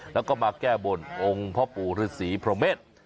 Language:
Thai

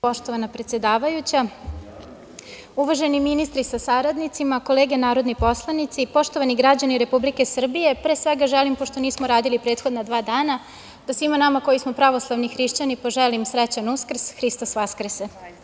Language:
Serbian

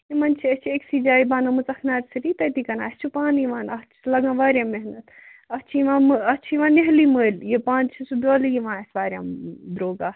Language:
Kashmiri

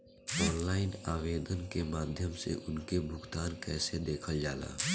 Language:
Bhojpuri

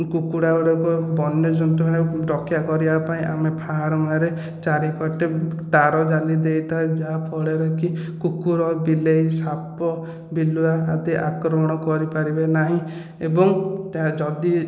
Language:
Odia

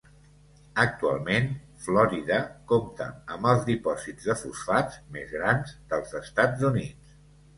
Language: Catalan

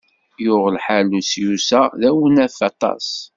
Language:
Kabyle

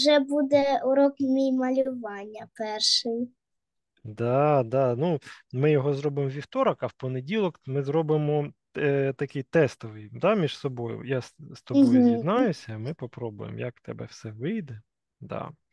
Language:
Ukrainian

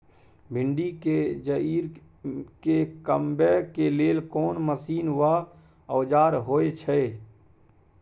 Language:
Maithili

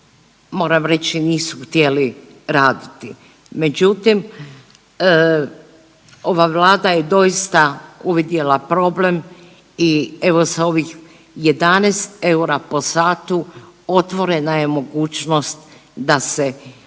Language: Croatian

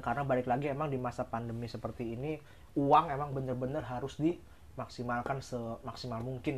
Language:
Indonesian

